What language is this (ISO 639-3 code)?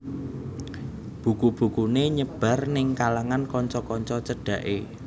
jav